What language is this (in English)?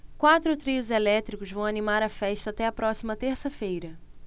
Portuguese